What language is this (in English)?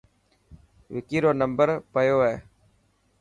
Dhatki